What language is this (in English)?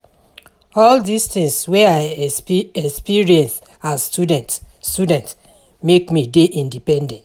Nigerian Pidgin